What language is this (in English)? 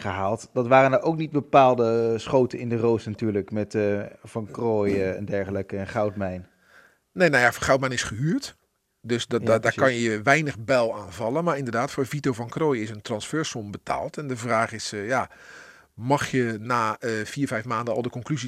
Dutch